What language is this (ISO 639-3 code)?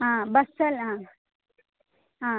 kan